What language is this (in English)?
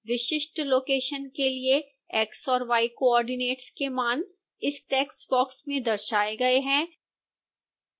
Hindi